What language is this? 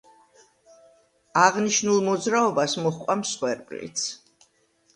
Georgian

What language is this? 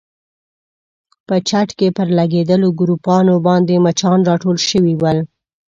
Pashto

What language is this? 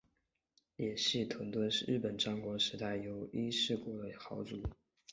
Chinese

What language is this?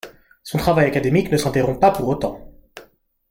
French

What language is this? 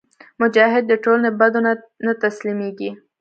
Pashto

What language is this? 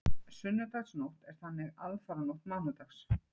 Icelandic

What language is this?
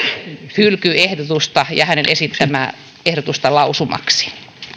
Finnish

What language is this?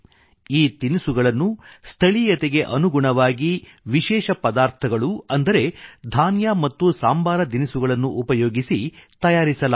Kannada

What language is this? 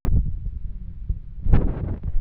Kikuyu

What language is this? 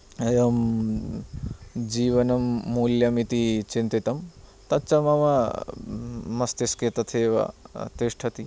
Sanskrit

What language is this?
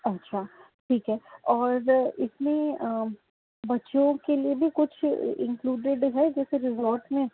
Urdu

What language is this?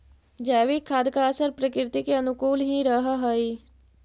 Magahi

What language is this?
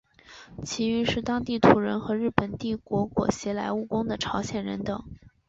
Chinese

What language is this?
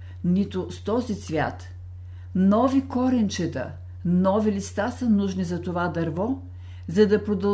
Bulgarian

